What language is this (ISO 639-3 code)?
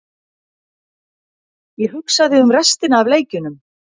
isl